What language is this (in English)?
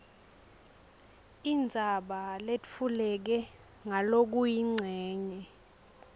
Swati